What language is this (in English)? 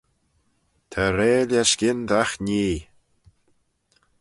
Manx